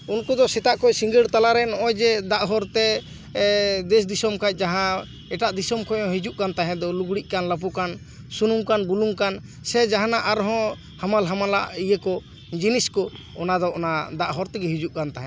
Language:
Santali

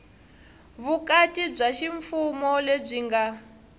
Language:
Tsonga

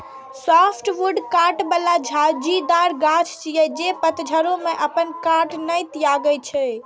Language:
Maithili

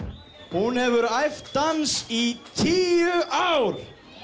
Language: Icelandic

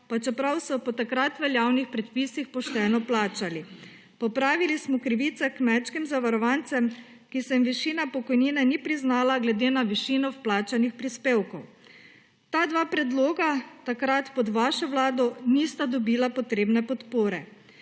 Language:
Slovenian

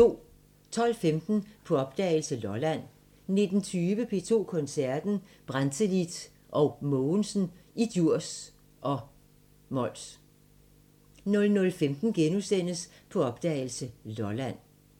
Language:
Danish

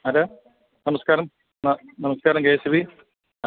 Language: Malayalam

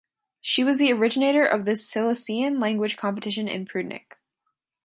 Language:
English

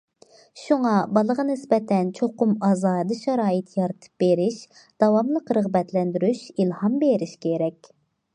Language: Uyghur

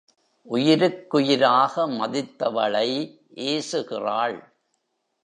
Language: Tamil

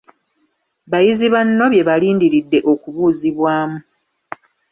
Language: Ganda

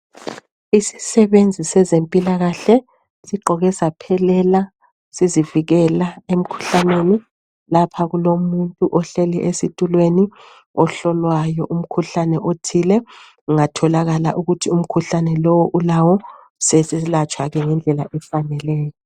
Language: North Ndebele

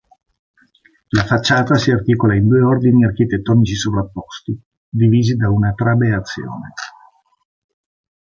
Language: Italian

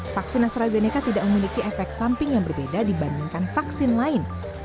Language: Indonesian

